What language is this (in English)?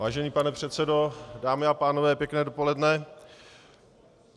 Czech